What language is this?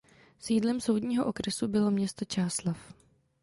Czech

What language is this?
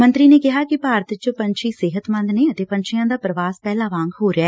Punjabi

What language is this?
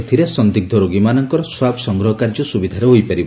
Odia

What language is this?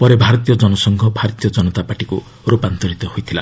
Odia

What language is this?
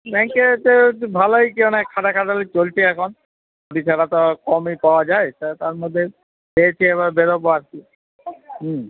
Bangla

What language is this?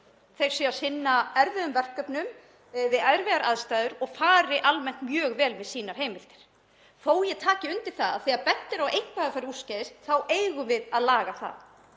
Icelandic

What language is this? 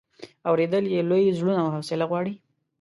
Pashto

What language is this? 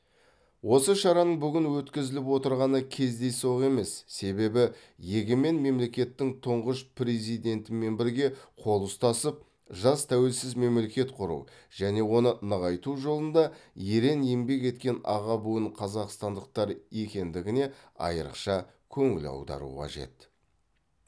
Kazakh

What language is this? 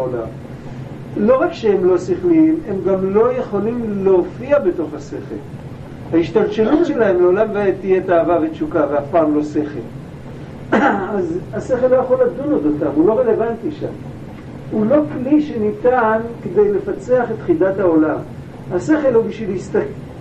Hebrew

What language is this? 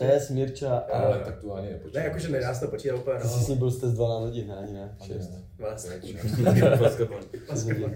Czech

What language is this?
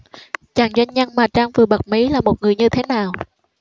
Vietnamese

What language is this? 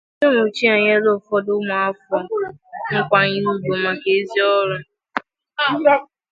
Igbo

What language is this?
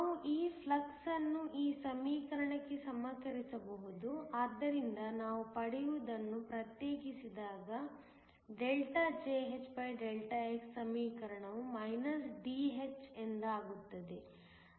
Kannada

